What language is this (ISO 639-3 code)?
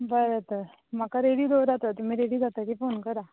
kok